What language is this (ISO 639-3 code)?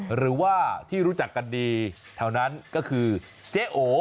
tha